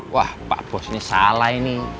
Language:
Indonesian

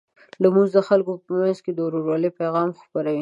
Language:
Pashto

